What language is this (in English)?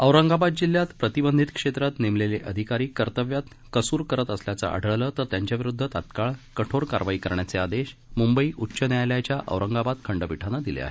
Marathi